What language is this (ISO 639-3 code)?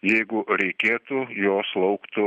lit